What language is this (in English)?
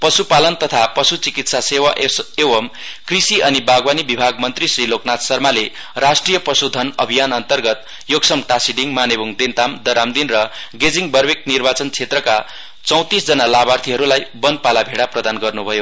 Nepali